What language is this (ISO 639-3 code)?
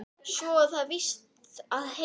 isl